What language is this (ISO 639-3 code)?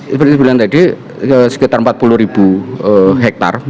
ind